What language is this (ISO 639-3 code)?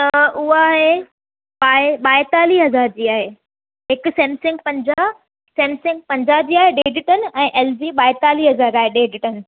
snd